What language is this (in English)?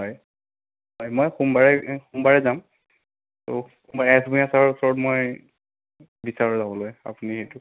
Assamese